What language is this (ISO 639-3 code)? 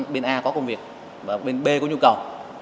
vie